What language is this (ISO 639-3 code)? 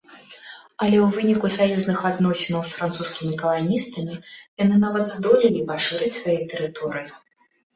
bel